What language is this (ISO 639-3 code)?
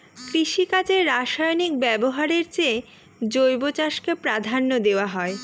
ben